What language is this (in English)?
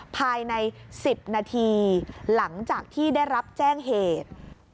Thai